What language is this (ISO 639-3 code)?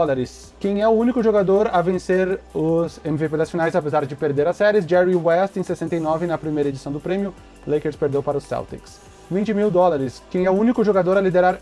por